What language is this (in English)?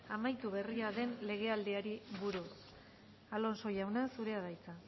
Basque